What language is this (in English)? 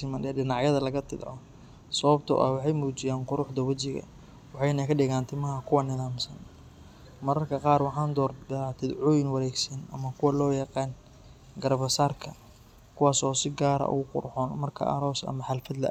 Somali